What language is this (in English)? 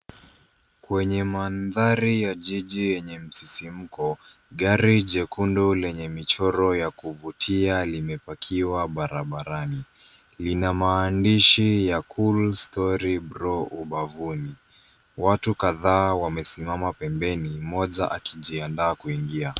Swahili